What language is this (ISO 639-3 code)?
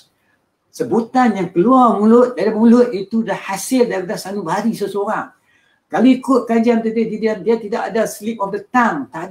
msa